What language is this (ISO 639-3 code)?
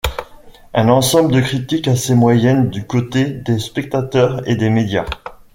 fra